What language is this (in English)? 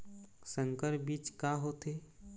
Chhattisgarhi